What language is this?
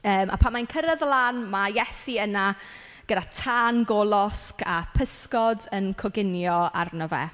Welsh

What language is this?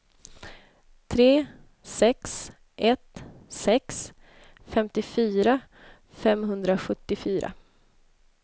Swedish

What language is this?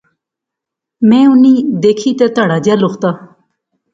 Pahari-Potwari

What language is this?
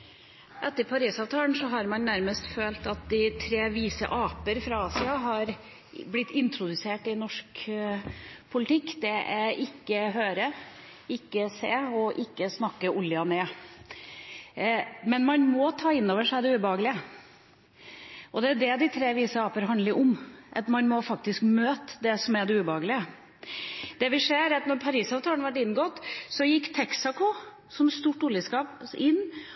Norwegian Bokmål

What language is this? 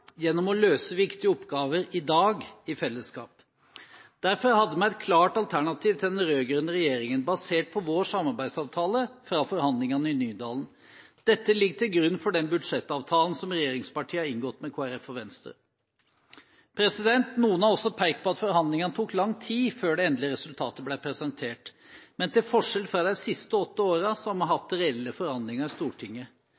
Norwegian Bokmål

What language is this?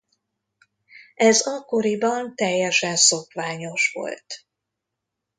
Hungarian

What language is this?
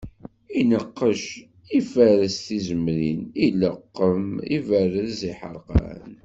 Kabyle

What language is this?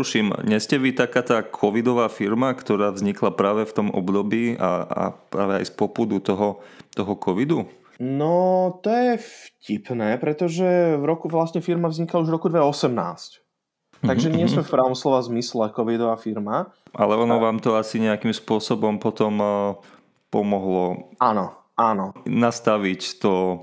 Slovak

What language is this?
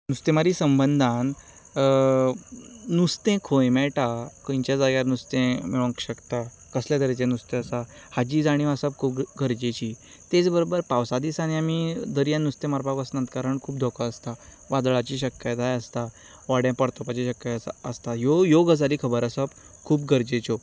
Konkani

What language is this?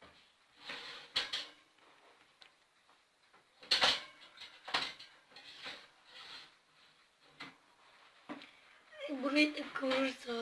Turkish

